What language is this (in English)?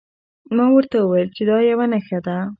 Pashto